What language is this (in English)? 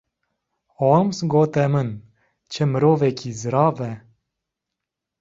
Kurdish